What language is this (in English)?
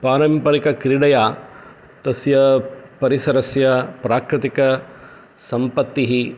Sanskrit